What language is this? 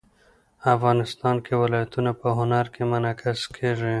Pashto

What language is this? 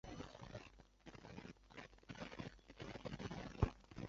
Chinese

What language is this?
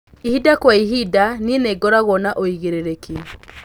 Kikuyu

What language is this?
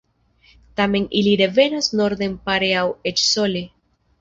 Esperanto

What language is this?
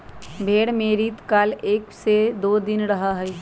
Magahi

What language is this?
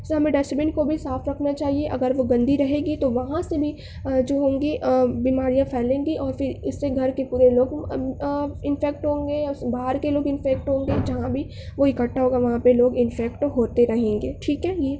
Urdu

